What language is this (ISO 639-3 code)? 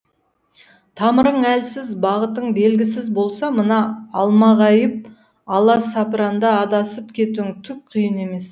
kaz